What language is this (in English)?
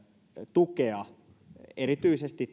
Finnish